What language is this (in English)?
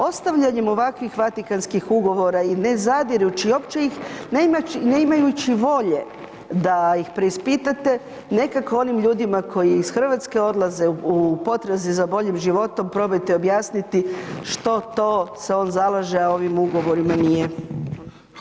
Croatian